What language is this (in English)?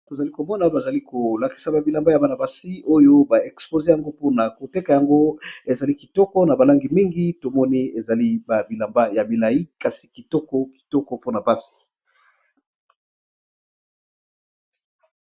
Lingala